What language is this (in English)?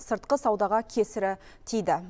Kazakh